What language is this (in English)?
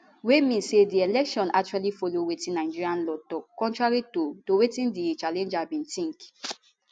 Nigerian Pidgin